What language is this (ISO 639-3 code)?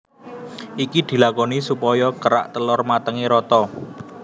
jav